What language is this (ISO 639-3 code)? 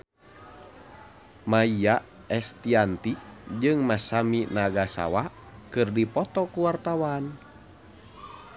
sun